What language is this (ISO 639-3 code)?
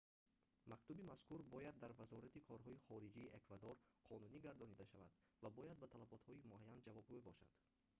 tgk